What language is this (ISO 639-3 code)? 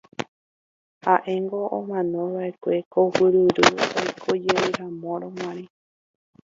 grn